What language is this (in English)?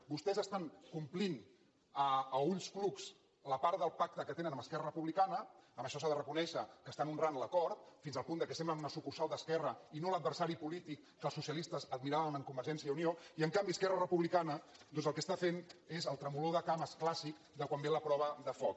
Catalan